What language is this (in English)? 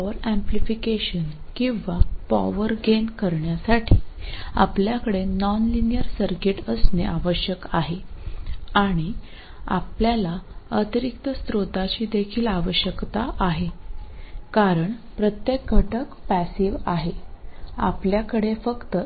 Malayalam